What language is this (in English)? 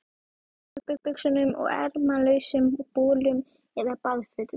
Icelandic